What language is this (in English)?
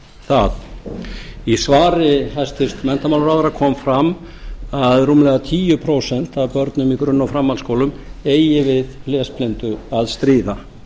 Icelandic